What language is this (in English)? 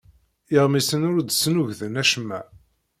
Kabyle